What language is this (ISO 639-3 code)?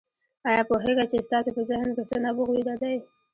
pus